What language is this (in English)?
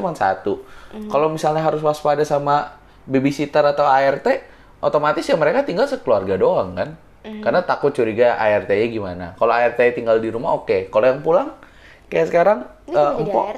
Indonesian